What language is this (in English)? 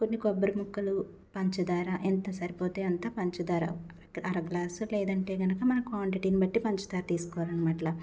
Telugu